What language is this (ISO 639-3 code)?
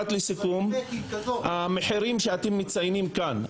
heb